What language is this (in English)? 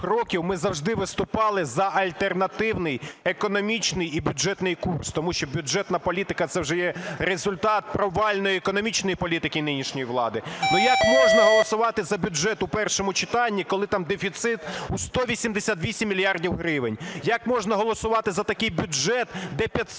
Ukrainian